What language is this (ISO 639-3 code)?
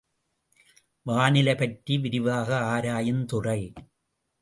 tam